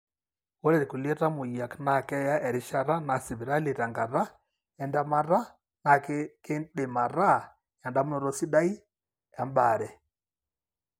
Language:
Masai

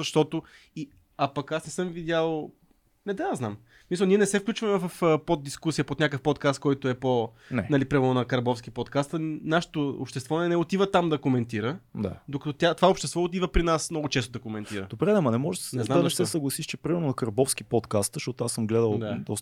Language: Bulgarian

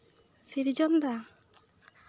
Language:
Santali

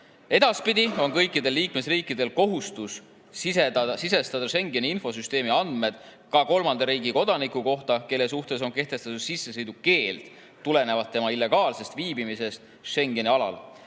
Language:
Estonian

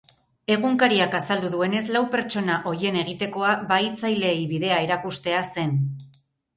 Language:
Basque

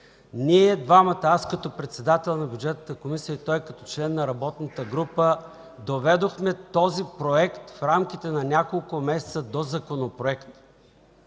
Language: Bulgarian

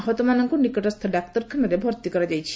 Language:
Odia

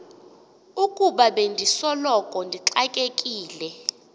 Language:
Xhosa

